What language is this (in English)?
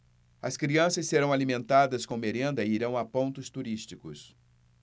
Portuguese